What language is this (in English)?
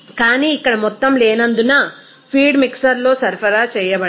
Telugu